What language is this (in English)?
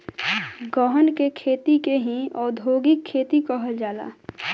Bhojpuri